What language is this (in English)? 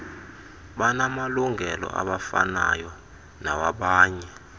Xhosa